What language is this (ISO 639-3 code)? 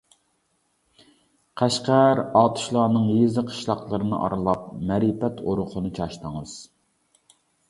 uig